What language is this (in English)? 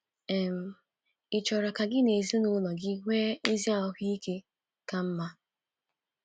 Igbo